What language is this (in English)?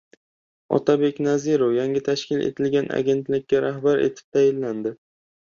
Uzbek